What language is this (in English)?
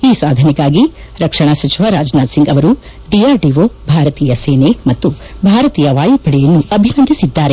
Kannada